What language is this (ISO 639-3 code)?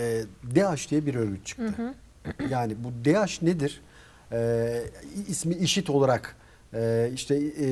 tur